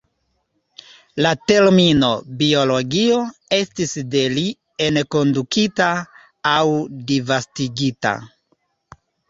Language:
Esperanto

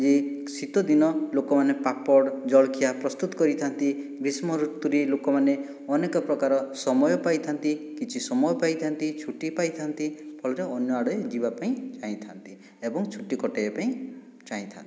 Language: Odia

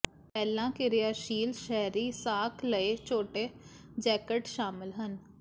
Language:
Punjabi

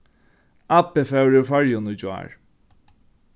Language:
Faroese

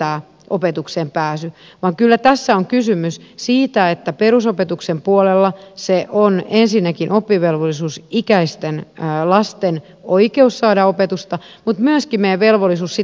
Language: Finnish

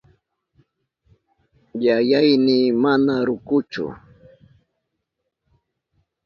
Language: Southern Pastaza Quechua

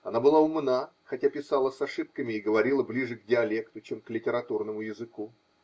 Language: Russian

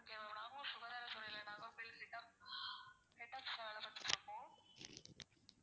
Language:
Tamil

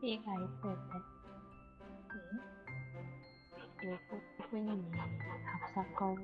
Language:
Korean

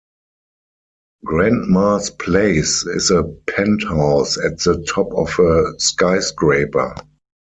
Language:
English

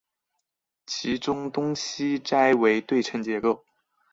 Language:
Chinese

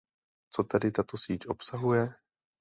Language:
Czech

